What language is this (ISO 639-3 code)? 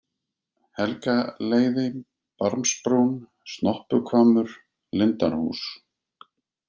isl